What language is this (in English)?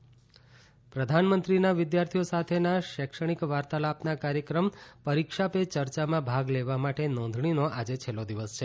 Gujarati